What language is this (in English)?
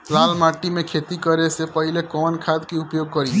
Bhojpuri